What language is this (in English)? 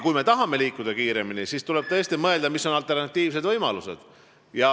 Estonian